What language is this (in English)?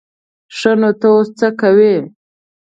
Pashto